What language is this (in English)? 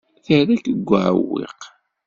Kabyle